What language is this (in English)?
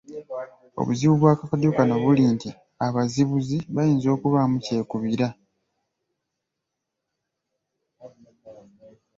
Ganda